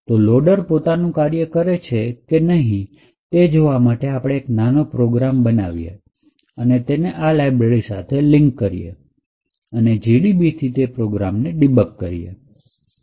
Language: Gujarati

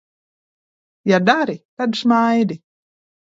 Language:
Latvian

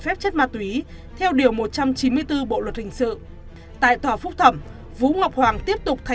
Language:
Vietnamese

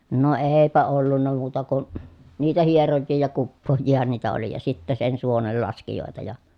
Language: Finnish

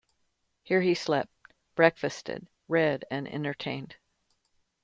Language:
English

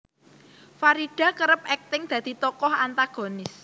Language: Javanese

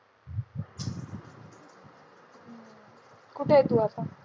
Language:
Marathi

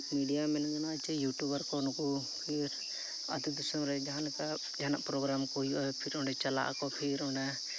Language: Santali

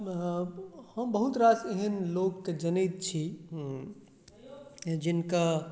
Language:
Maithili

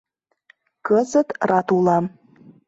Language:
Mari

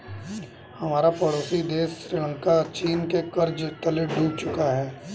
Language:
Hindi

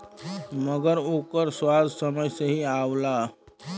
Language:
Bhojpuri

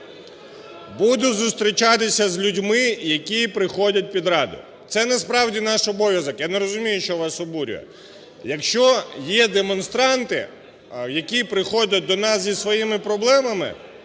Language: Ukrainian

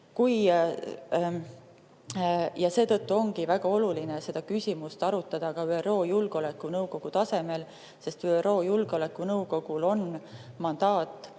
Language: Estonian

